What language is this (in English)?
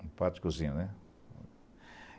Portuguese